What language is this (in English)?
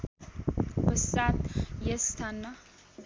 Nepali